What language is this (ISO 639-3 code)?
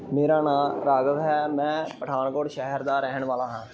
pan